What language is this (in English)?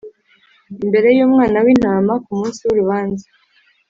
Kinyarwanda